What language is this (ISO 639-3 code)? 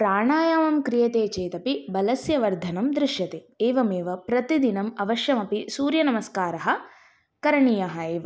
san